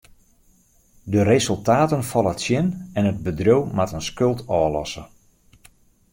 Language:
Western Frisian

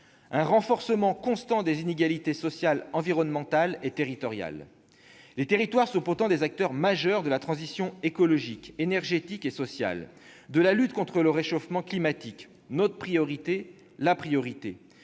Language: French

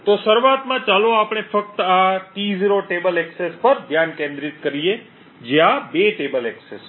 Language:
Gujarati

